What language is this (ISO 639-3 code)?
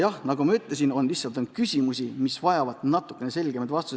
est